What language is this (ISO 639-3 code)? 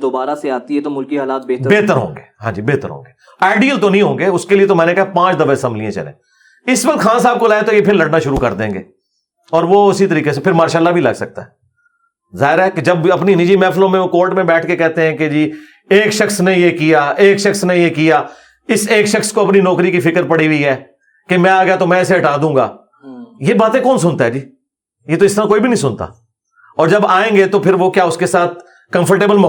urd